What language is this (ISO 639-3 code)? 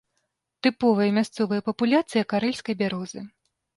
bel